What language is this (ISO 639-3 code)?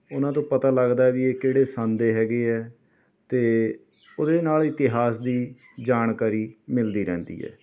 pan